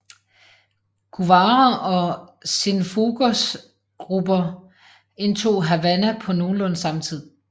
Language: Danish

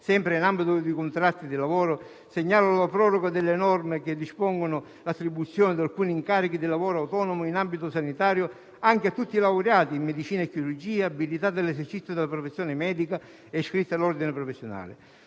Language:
Italian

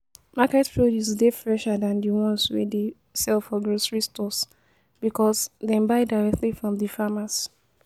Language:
Nigerian Pidgin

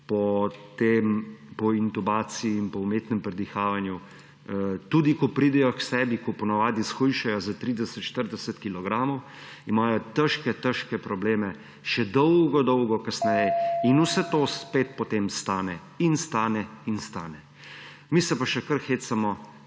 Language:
Slovenian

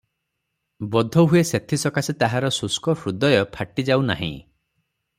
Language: Odia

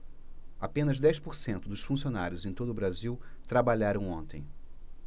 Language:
Portuguese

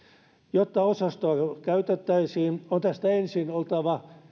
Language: Finnish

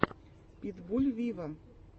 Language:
Russian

